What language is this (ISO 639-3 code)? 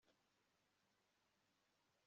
kin